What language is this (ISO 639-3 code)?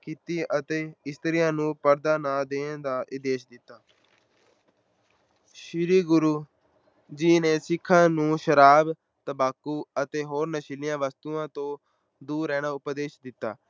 pan